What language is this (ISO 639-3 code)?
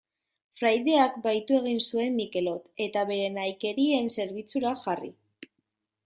eus